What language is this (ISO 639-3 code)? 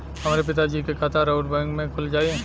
bho